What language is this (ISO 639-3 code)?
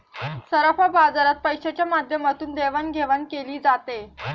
mar